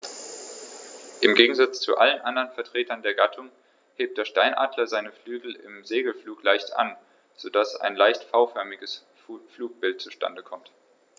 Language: German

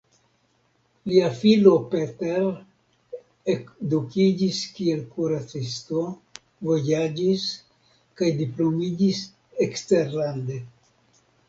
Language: Esperanto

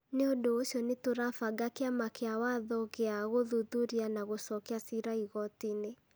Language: Kikuyu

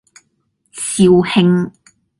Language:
Cantonese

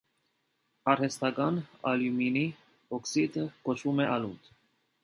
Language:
Armenian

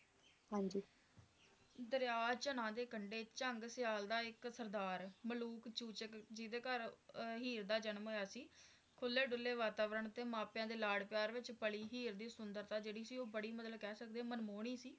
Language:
Punjabi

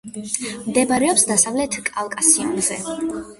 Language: Georgian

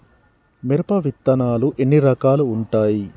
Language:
Telugu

